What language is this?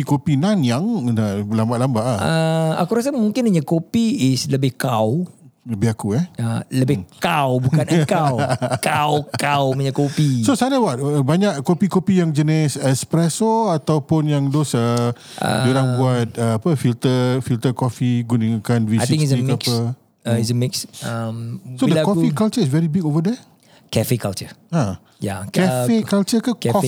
Malay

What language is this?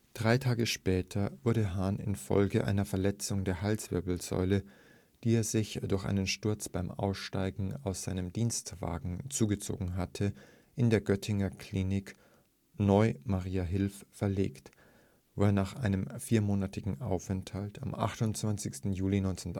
German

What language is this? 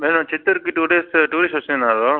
Telugu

